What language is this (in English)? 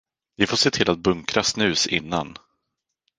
Swedish